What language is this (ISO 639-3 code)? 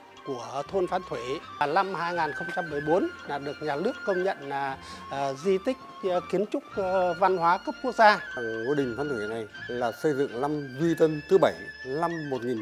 vie